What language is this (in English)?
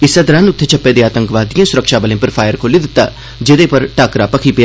Dogri